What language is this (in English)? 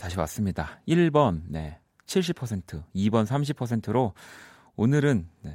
Korean